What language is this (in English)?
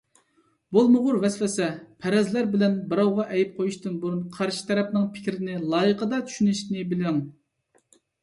Uyghur